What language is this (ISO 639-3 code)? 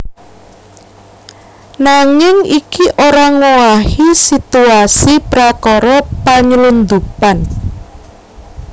jav